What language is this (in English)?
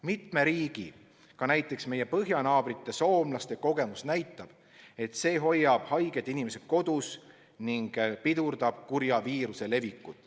Estonian